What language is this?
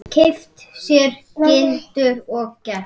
Icelandic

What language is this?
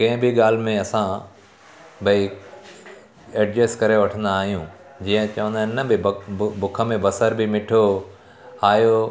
Sindhi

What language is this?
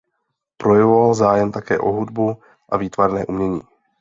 Czech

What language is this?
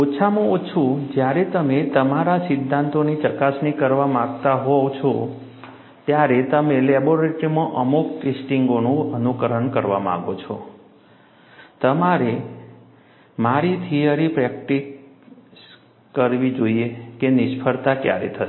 Gujarati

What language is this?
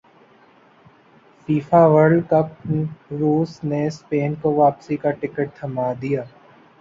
Urdu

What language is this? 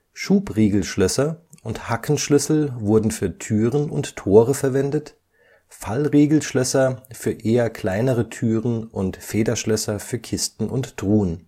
German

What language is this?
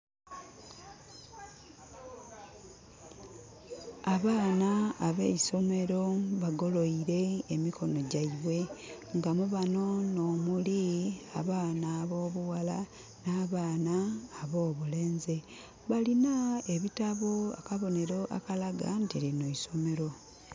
Soga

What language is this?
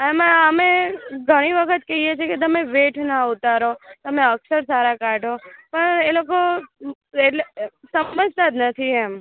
Gujarati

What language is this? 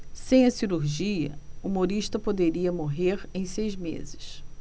Portuguese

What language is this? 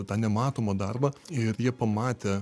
Lithuanian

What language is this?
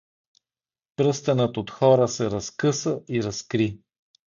Bulgarian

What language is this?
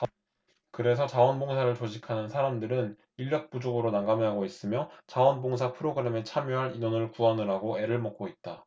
Korean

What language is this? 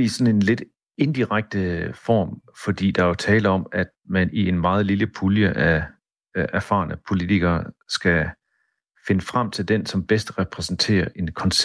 Danish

